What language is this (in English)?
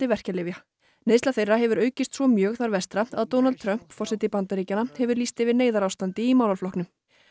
Icelandic